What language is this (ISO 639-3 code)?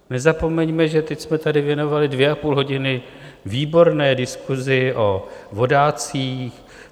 ces